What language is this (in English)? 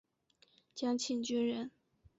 Chinese